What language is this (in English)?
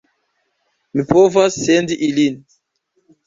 Esperanto